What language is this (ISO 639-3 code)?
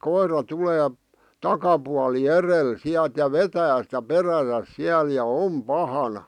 fin